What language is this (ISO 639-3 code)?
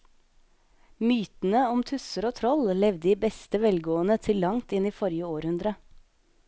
nor